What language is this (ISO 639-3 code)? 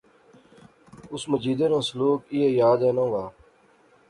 phr